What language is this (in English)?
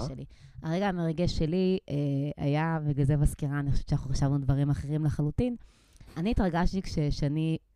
Hebrew